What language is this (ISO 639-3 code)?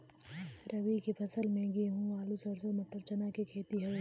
bho